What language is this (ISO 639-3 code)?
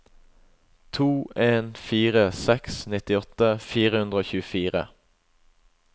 nor